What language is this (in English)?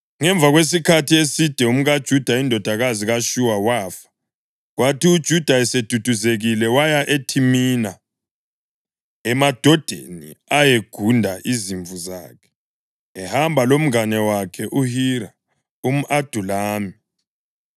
North Ndebele